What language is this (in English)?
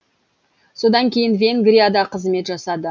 Kazakh